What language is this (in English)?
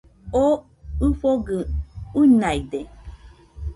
Nüpode Huitoto